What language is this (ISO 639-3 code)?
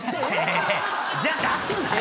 jpn